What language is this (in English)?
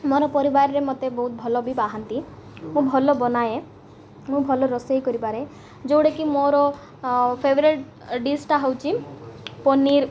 Odia